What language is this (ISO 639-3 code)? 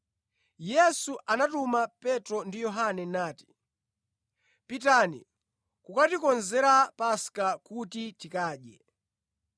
nya